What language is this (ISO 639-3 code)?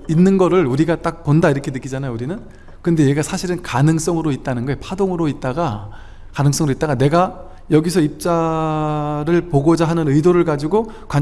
kor